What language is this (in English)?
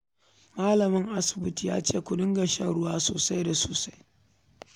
Hausa